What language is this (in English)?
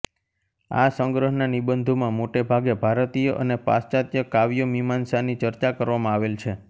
Gujarati